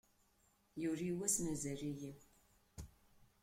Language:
Kabyle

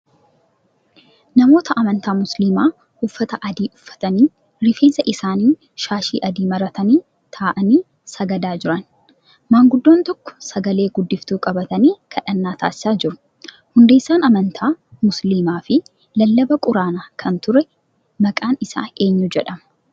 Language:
Oromo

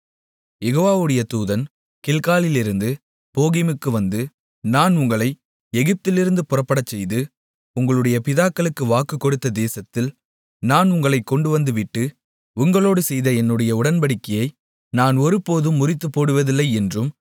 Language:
Tamil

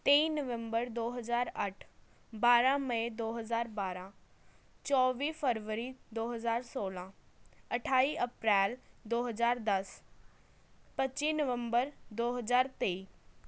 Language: Punjabi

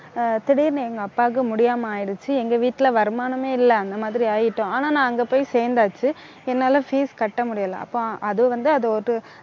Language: Tamil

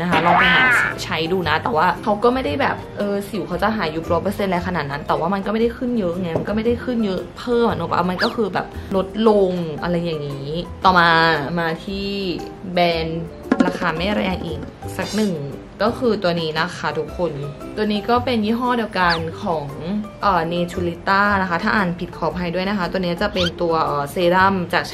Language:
Thai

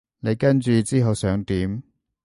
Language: Cantonese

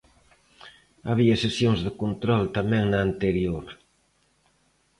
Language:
Galician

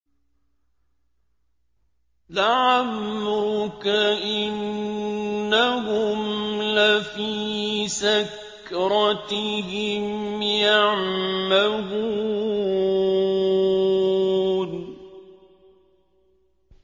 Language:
Arabic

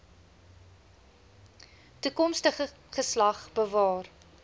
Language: Afrikaans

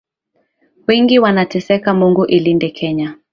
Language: Swahili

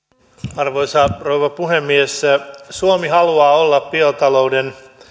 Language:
Finnish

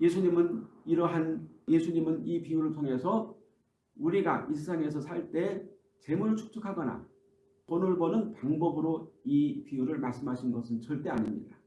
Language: Korean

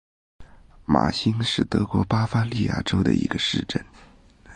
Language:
Chinese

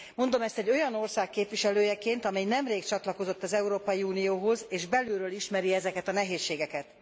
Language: Hungarian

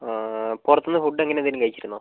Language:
Malayalam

